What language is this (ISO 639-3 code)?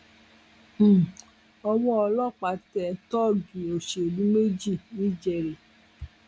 yor